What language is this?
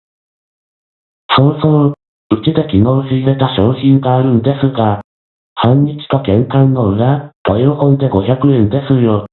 Japanese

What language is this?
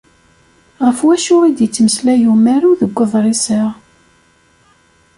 Kabyle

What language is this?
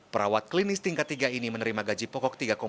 Indonesian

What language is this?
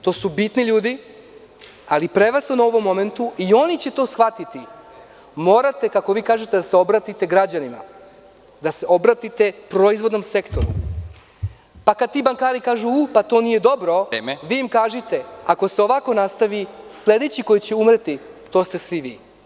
Serbian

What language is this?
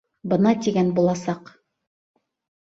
Bashkir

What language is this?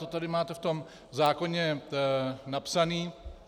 Czech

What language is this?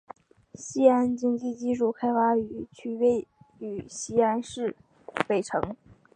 Chinese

